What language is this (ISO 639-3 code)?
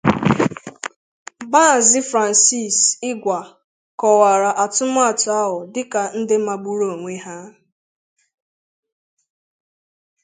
ibo